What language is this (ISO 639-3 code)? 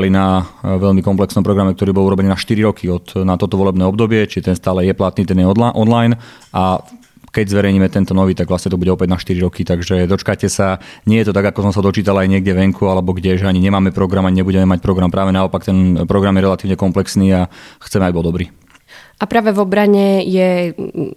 slk